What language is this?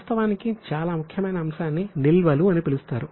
Telugu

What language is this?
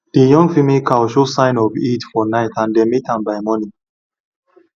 Nigerian Pidgin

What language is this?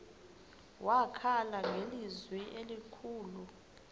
Xhosa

